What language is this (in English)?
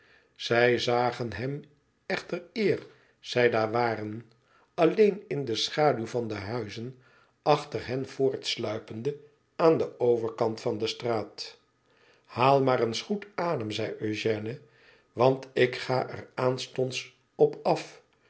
Dutch